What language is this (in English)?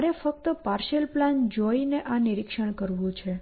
Gujarati